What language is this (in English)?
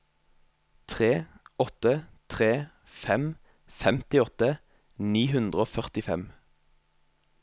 Norwegian